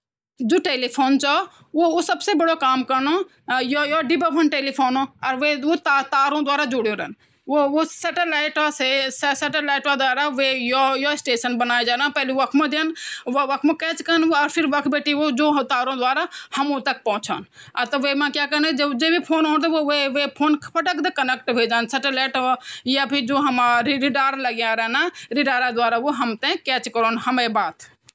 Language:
Garhwali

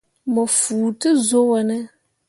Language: Mundang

